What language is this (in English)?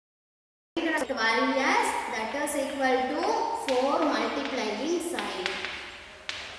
Hindi